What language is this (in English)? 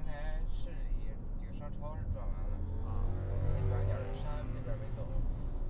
Chinese